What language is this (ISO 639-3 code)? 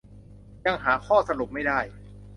tha